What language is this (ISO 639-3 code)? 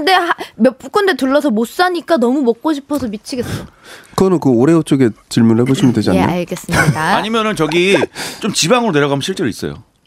kor